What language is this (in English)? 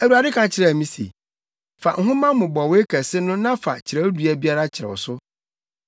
Akan